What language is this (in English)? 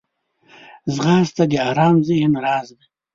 Pashto